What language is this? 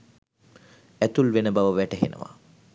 Sinhala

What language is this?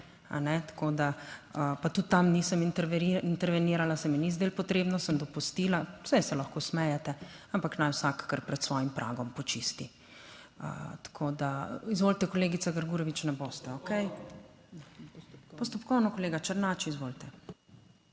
Slovenian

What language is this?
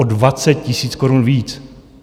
Czech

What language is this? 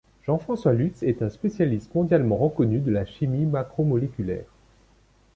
French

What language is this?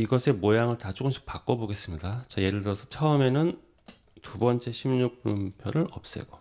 Korean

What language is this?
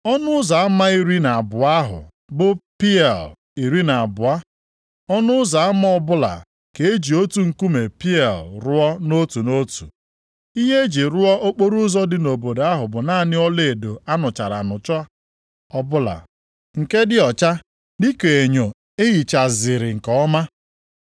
Igbo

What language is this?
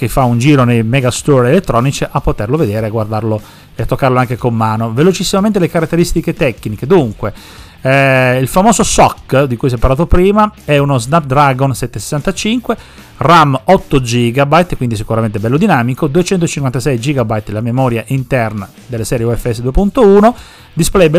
Italian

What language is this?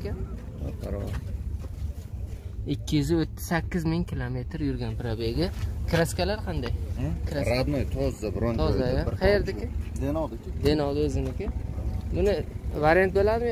Turkish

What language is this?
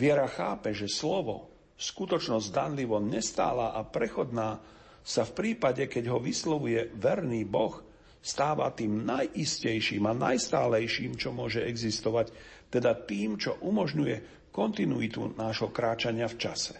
Slovak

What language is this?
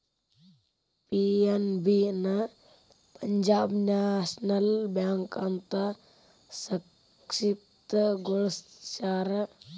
Kannada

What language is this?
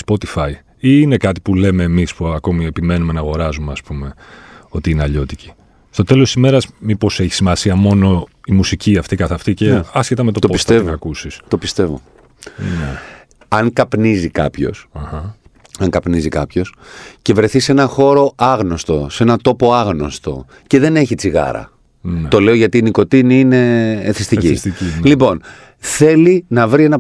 Greek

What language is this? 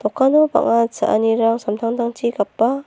Garo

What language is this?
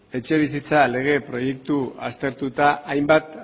Basque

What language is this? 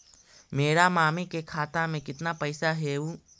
Magahi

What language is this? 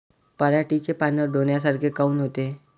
Marathi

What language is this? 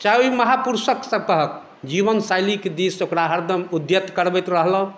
Maithili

